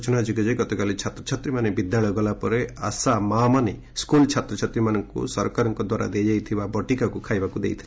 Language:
Odia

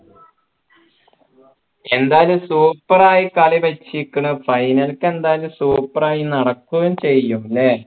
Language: Malayalam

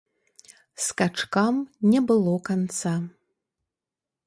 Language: Belarusian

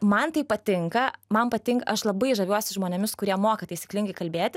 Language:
Lithuanian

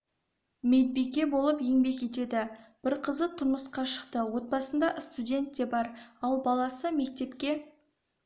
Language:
Kazakh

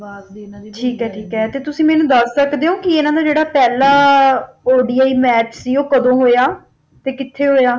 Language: Punjabi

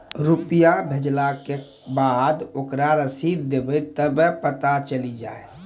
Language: Maithili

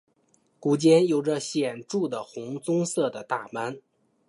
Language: Chinese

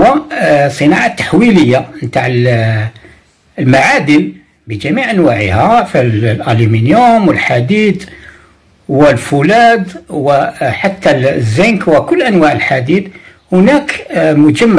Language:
Arabic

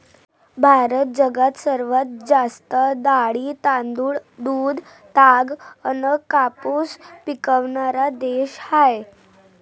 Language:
Marathi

